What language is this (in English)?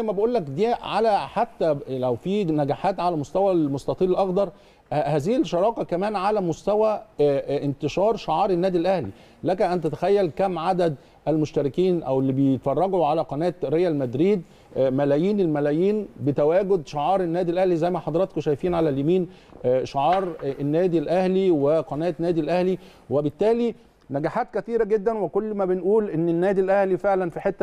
Arabic